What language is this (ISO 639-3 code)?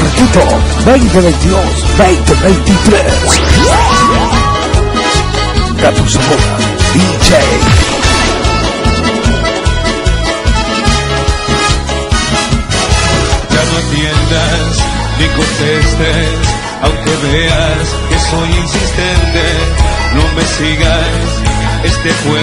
ara